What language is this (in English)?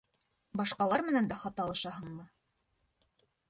Bashkir